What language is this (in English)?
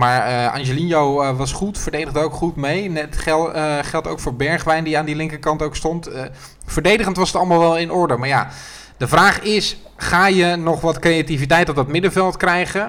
Dutch